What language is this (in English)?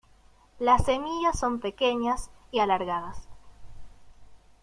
Spanish